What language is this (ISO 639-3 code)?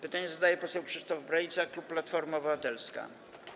pol